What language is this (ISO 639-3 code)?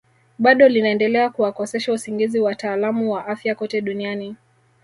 swa